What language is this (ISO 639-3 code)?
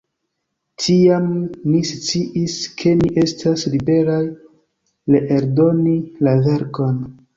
epo